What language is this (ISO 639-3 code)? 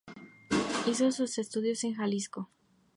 spa